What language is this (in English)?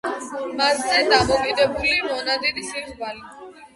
Georgian